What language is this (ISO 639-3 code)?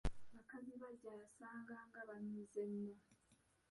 lug